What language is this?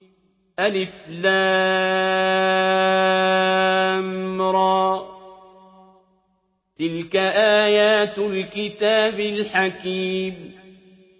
Arabic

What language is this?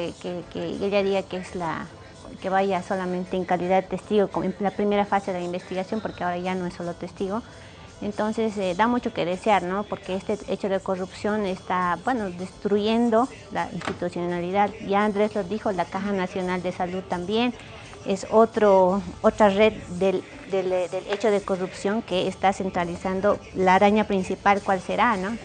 Spanish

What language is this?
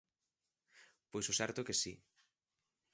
Galician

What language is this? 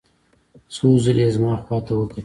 Pashto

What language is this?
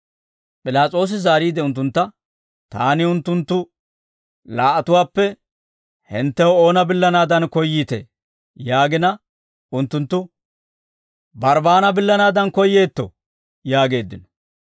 Dawro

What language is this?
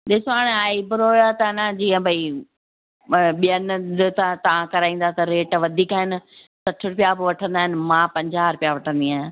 Sindhi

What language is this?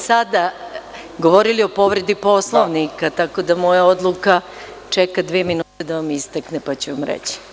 Serbian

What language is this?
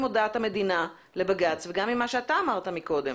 Hebrew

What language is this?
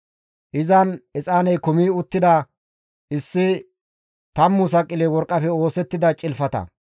Gamo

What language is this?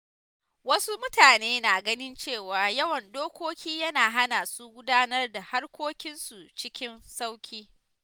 Hausa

